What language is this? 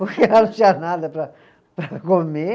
Portuguese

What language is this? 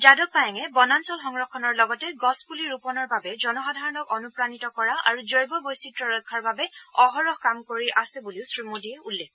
Assamese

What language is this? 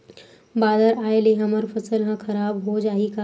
Chhattisgarhi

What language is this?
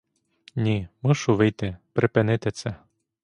Ukrainian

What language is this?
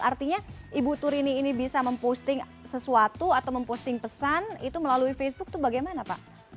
Indonesian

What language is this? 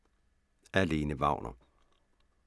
Danish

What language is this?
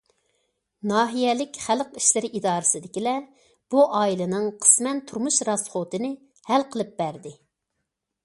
Uyghur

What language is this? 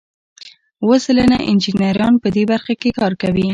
Pashto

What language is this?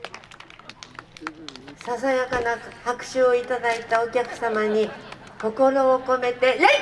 Japanese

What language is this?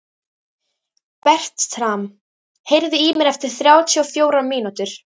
Icelandic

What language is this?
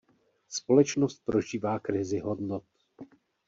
Czech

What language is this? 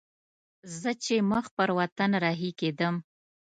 Pashto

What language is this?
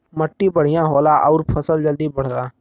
Bhojpuri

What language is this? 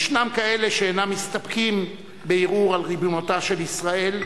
Hebrew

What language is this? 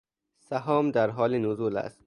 Persian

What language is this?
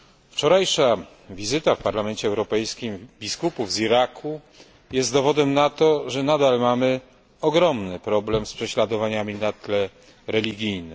Polish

